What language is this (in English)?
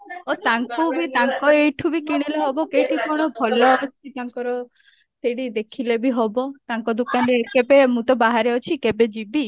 Odia